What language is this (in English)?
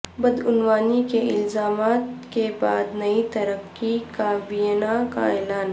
Urdu